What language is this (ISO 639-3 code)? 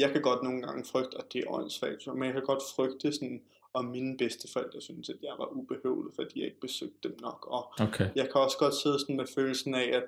dan